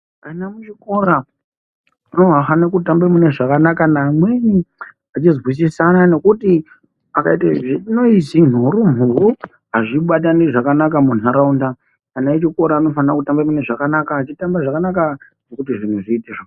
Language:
Ndau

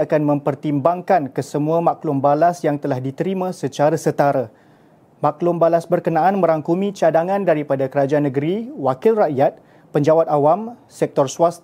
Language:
Malay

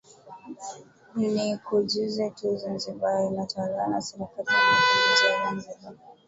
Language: Swahili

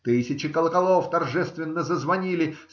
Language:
Russian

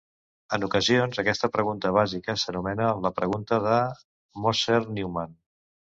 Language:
Catalan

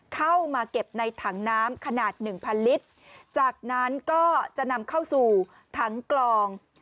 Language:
Thai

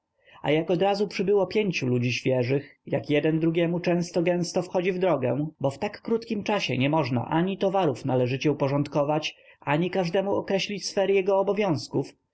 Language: Polish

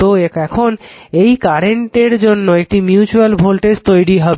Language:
Bangla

